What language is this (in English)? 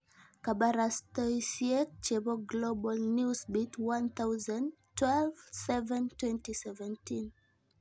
Kalenjin